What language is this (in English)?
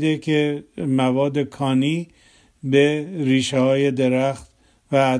Persian